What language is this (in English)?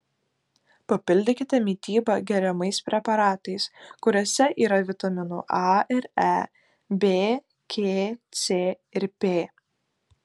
Lithuanian